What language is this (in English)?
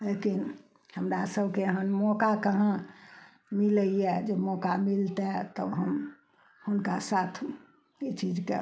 Maithili